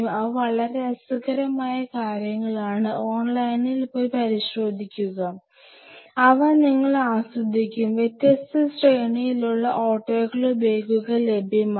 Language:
Malayalam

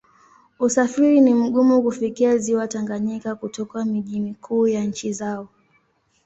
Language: Swahili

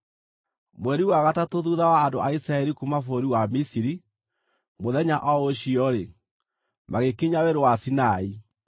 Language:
Kikuyu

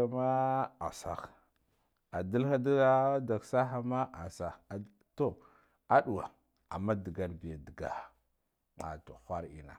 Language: Guduf-Gava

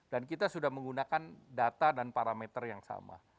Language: Indonesian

